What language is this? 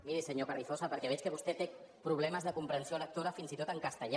Catalan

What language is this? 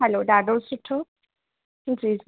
Sindhi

